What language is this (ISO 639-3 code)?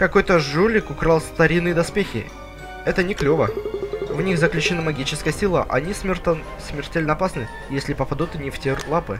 rus